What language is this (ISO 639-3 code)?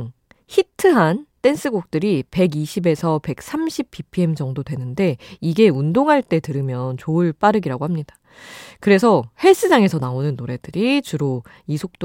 kor